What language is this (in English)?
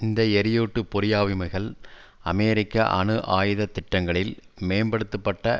Tamil